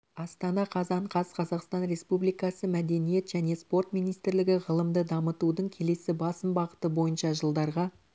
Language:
Kazakh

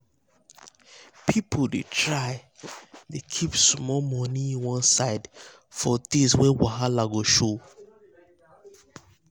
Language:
Nigerian Pidgin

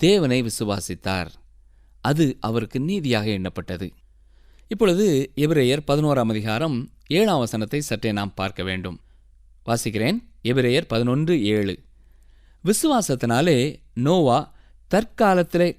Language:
Tamil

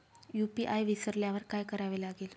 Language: Marathi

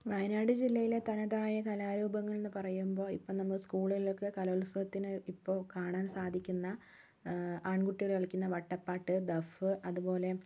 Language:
Malayalam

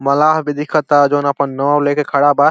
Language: Bhojpuri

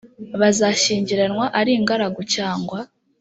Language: Kinyarwanda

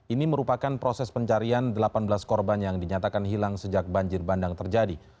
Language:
Indonesian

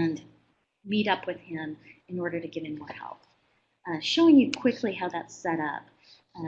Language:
English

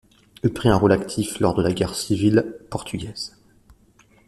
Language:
French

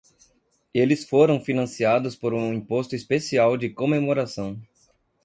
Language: Portuguese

